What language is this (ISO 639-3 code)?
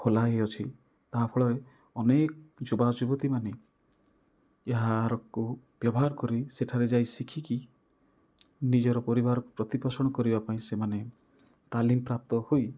ori